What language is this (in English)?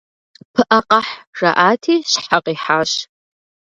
Kabardian